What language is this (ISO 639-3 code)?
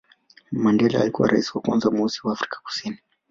swa